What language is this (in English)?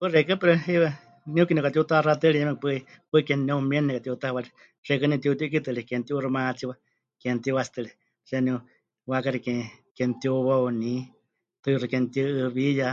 Huichol